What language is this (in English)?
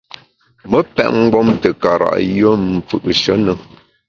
Bamun